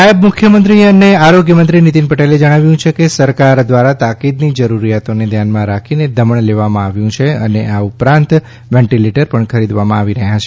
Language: Gujarati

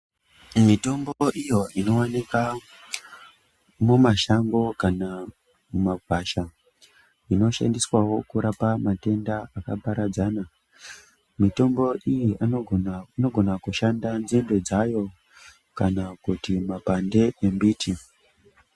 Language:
Ndau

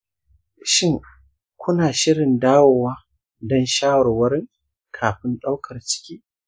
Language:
Hausa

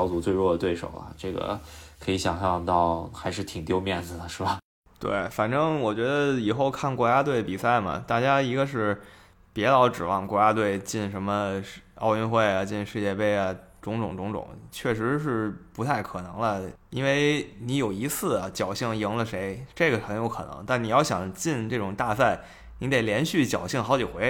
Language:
Chinese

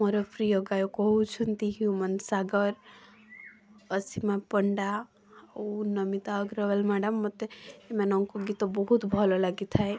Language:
Odia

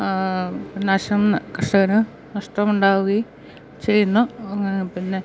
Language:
Malayalam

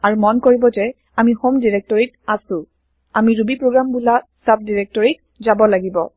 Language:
Assamese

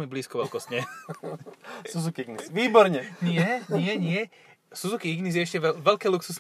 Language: Slovak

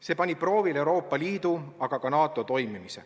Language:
Estonian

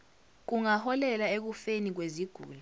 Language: Zulu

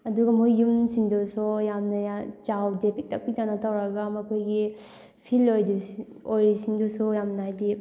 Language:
Manipuri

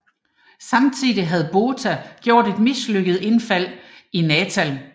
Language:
Danish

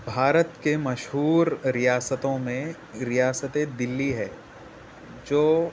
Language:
Urdu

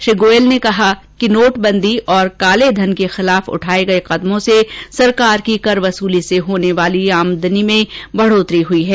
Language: Hindi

